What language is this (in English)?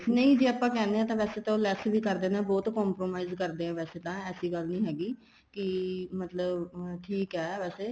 Punjabi